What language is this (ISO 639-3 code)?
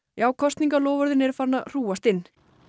isl